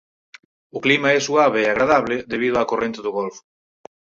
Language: Galician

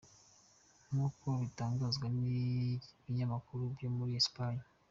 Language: Kinyarwanda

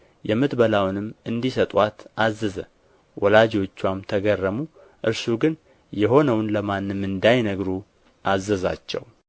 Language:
Amharic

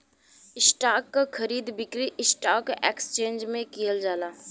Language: Bhojpuri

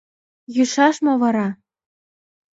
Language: Mari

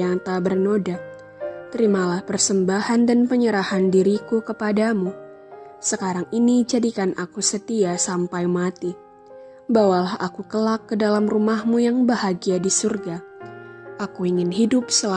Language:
Indonesian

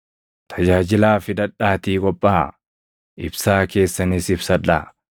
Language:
Oromo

